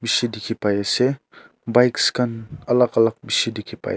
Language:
Naga Pidgin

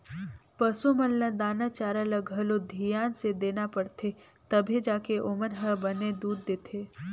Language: Chhattisgarhi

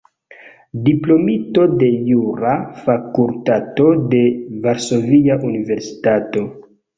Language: Esperanto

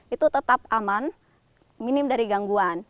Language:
Indonesian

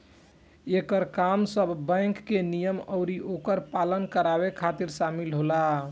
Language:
Bhojpuri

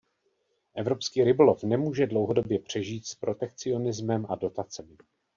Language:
Czech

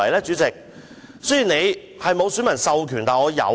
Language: Cantonese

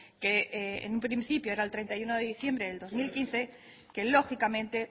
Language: Spanish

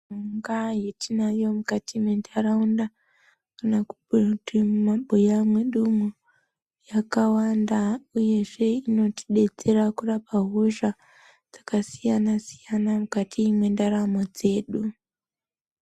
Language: Ndau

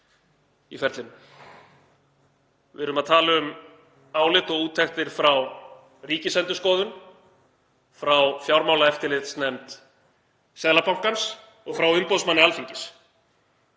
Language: Icelandic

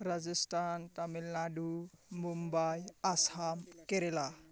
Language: Bodo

